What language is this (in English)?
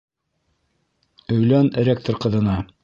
Bashkir